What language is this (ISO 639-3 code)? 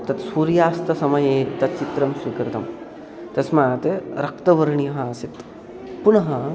san